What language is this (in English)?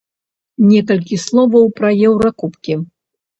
Belarusian